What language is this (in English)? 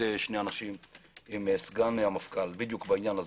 Hebrew